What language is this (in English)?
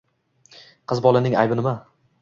Uzbek